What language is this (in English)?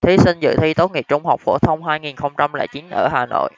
Vietnamese